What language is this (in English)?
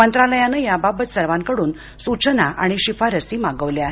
Marathi